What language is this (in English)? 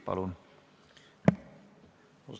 Estonian